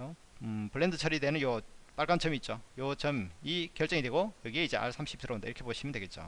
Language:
Korean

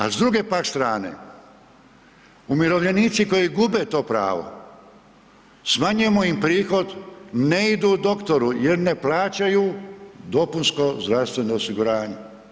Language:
Croatian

